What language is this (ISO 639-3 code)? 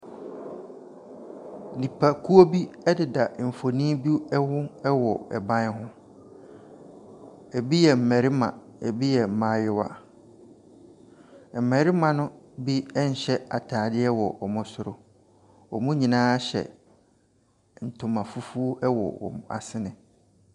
aka